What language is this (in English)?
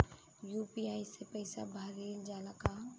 Bhojpuri